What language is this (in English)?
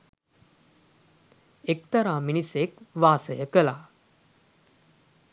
Sinhala